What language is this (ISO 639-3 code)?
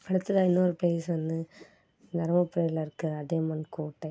tam